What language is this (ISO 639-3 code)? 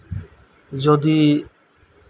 sat